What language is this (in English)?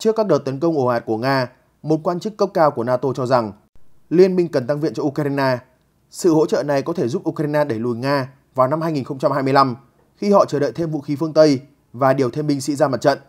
Vietnamese